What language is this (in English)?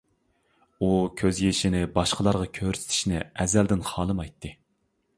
Uyghur